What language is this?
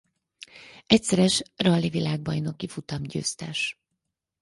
Hungarian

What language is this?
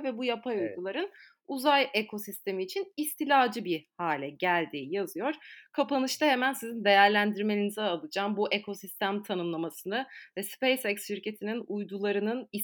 Turkish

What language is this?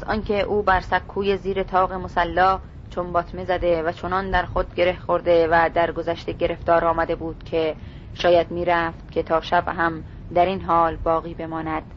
Persian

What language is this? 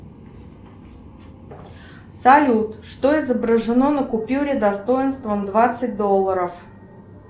Russian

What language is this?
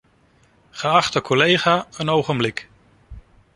Dutch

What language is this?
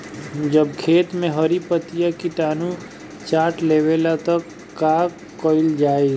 Bhojpuri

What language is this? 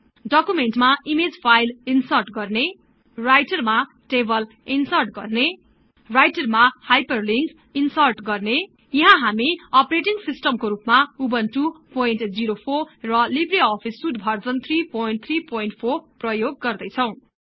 Nepali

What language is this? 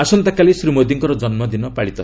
Odia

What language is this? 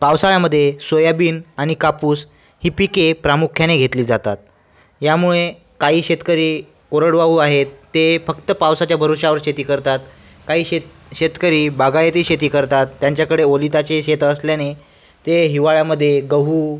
Marathi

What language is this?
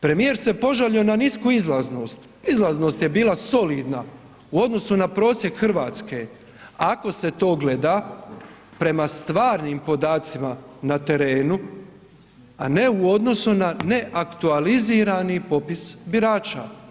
Croatian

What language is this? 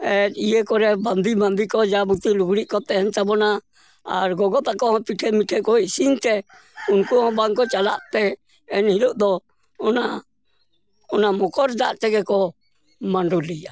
Santali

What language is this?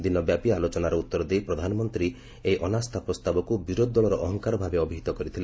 Odia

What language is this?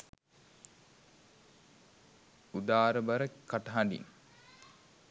Sinhala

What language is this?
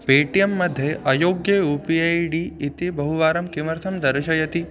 Sanskrit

